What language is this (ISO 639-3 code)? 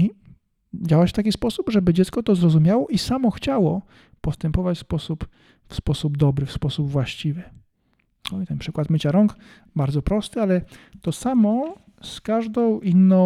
pol